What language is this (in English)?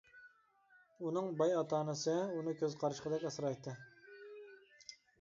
Uyghur